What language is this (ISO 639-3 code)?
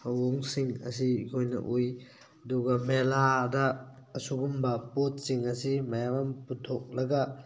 mni